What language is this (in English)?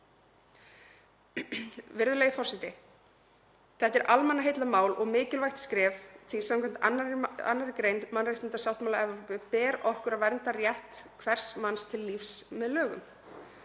Icelandic